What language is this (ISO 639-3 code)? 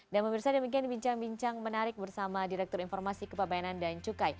ind